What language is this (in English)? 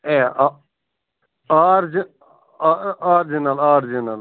Kashmiri